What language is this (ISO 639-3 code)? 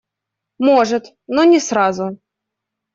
rus